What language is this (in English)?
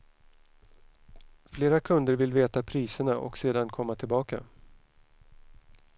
Swedish